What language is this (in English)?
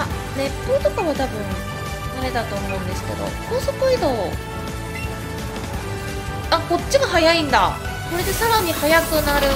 Japanese